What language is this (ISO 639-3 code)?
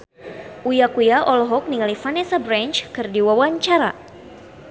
sun